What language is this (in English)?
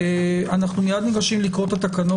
Hebrew